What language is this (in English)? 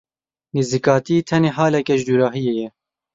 Kurdish